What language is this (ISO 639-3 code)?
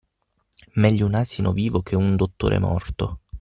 ita